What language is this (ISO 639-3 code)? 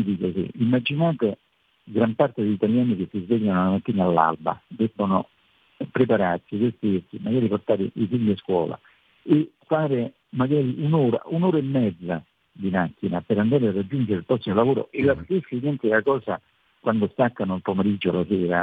ita